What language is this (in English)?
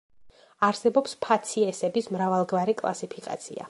Georgian